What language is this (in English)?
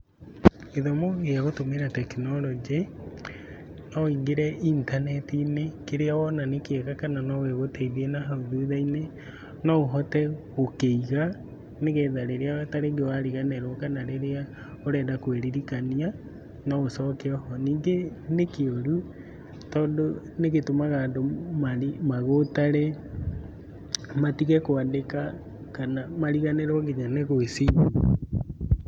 Kikuyu